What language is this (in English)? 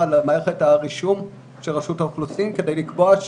Hebrew